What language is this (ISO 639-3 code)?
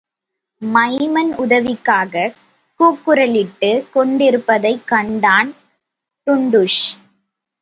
tam